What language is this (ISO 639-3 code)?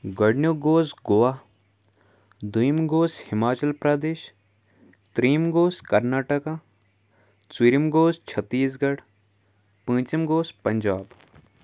kas